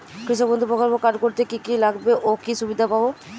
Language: Bangla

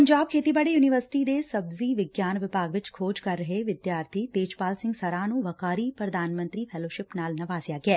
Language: Punjabi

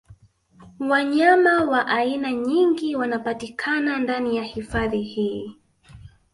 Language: Swahili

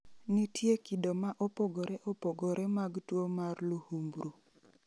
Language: Luo (Kenya and Tanzania)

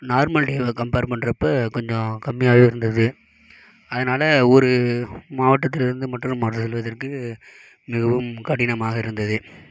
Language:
Tamil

